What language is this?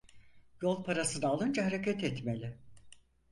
Turkish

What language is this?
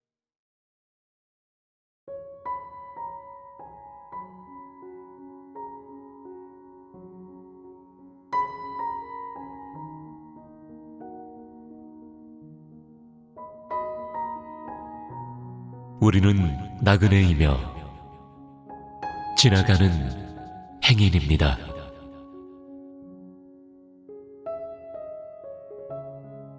Korean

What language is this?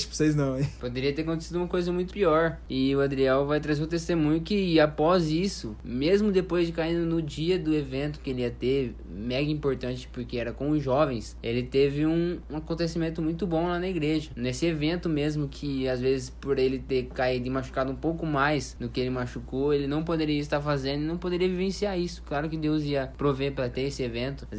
Portuguese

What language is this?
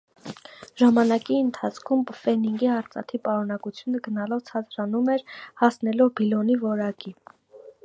Armenian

